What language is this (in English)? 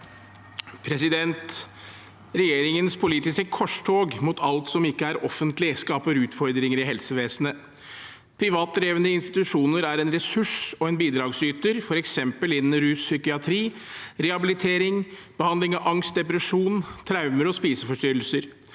Norwegian